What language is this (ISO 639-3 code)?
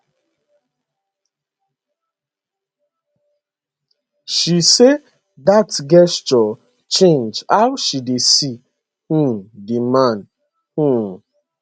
pcm